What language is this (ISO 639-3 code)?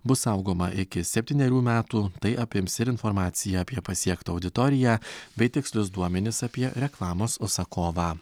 lit